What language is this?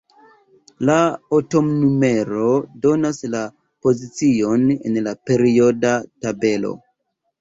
Esperanto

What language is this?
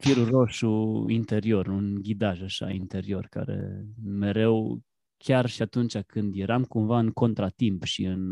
Romanian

